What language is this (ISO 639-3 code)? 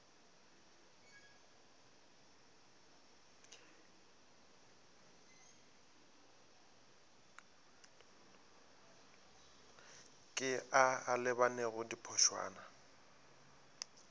nso